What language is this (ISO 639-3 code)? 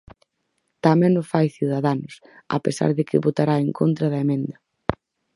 glg